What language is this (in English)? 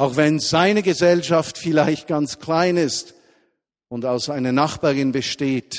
German